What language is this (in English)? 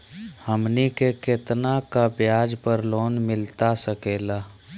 Magahi